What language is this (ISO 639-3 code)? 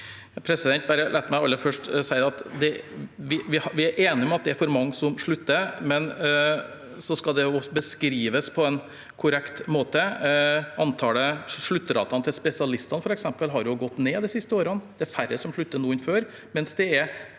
nor